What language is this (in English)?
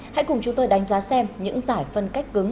Vietnamese